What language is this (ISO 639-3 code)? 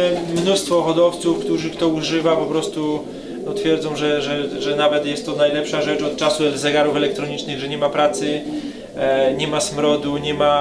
pol